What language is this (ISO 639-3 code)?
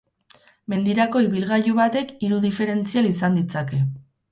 eus